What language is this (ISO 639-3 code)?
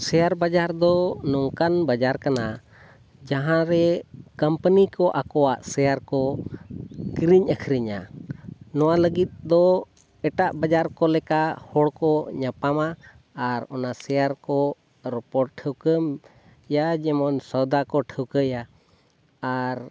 sat